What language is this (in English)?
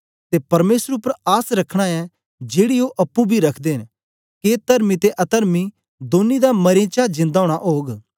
Dogri